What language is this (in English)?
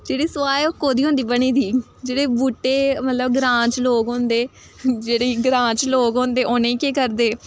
Dogri